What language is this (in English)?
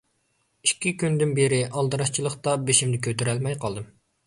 Uyghur